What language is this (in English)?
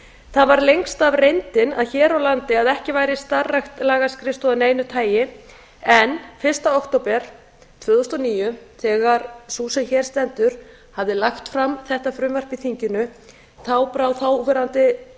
Icelandic